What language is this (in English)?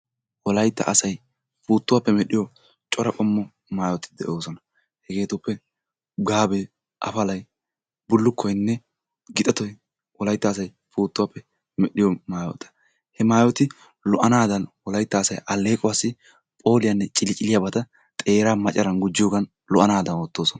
Wolaytta